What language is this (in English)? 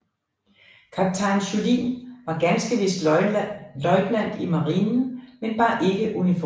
Danish